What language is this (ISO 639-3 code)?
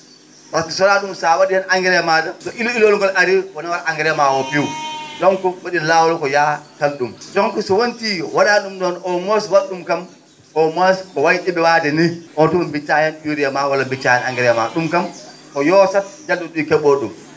ful